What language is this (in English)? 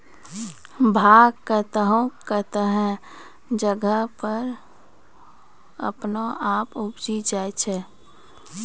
Maithili